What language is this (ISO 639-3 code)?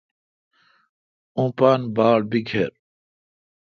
xka